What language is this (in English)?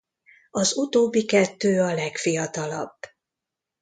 Hungarian